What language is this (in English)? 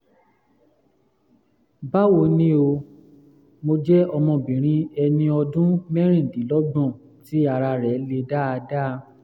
Yoruba